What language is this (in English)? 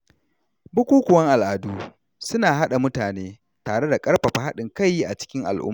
Hausa